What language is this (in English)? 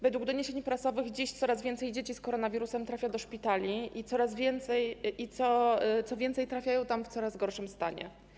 Polish